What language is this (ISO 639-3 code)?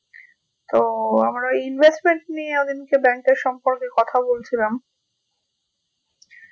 ben